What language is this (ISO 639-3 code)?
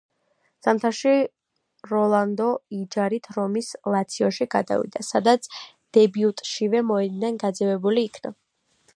kat